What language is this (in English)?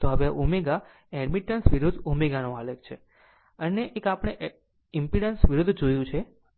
Gujarati